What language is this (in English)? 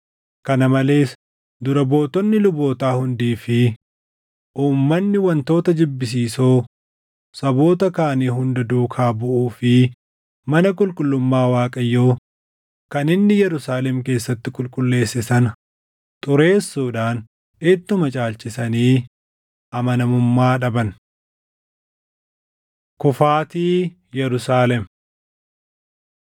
Oromo